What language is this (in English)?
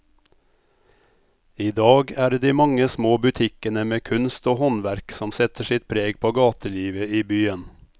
Norwegian